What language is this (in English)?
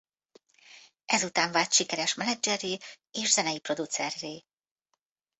Hungarian